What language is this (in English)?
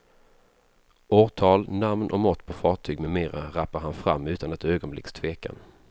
Swedish